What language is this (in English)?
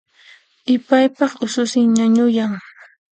Puno Quechua